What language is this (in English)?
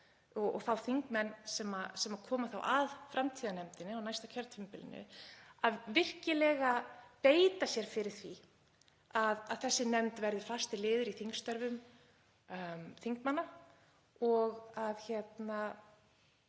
Icelandic